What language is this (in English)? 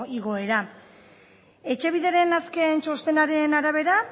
Basque